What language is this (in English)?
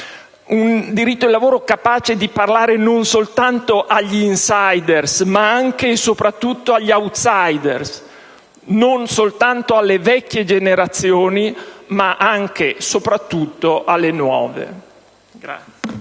Italian